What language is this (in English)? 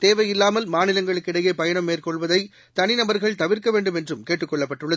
Tamil